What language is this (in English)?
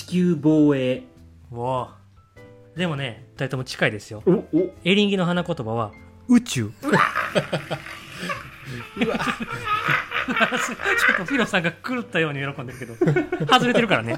Japanese